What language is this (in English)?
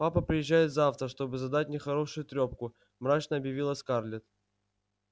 Russian